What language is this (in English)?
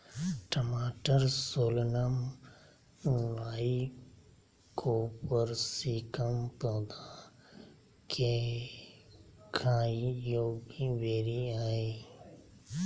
Magahi